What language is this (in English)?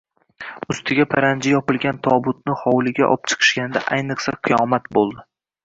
Uzbek